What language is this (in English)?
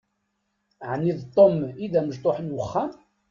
Kabyle